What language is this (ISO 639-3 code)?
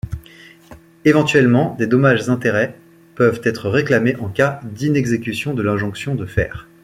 fra